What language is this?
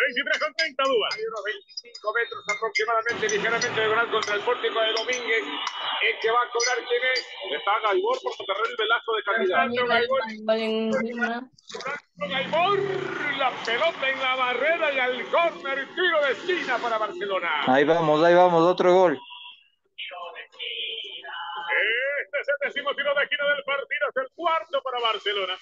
Spanish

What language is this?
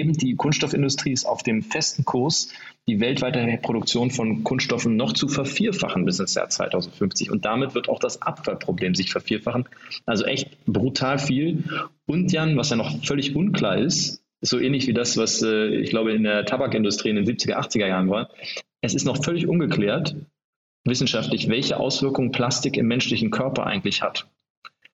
German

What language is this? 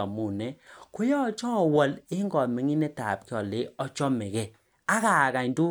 Kalenjin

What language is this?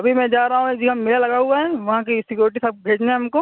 Urdu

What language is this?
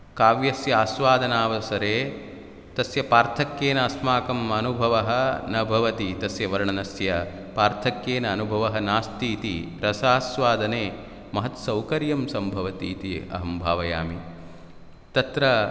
Sanskrit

